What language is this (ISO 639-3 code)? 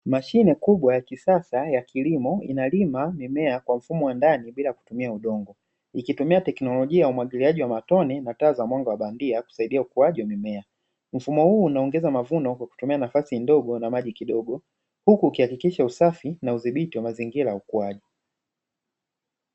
swa